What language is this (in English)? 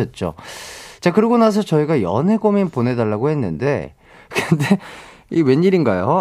Korean